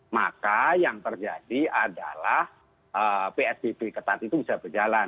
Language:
Indonesian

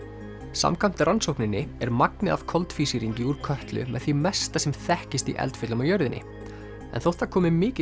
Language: Icelandic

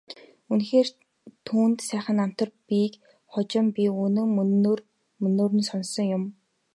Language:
Mongolian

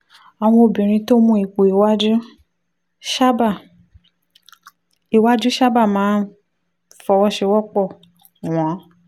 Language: Yoruba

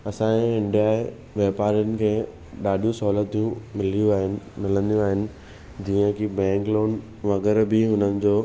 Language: Sindhi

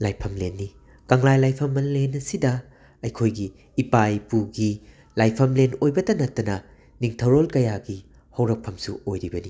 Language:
Manipuri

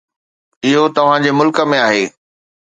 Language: Sindhi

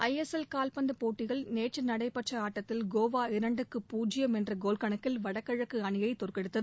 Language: Tamil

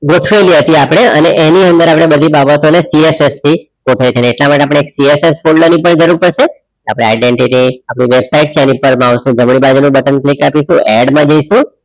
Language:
Gujarati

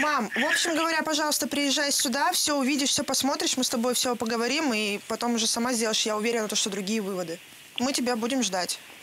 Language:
Russian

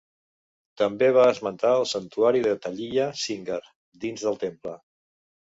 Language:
Catalan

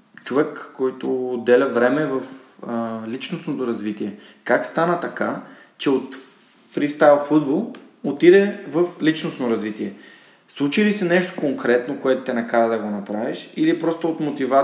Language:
Bulgarian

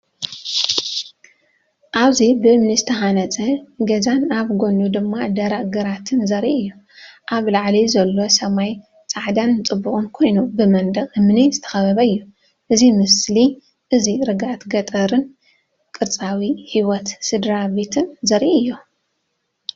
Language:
Tigrinya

